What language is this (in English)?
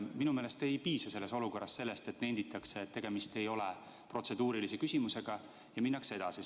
Estonian